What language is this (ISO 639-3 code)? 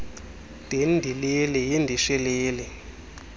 xho